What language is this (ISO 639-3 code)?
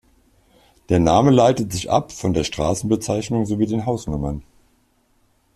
deu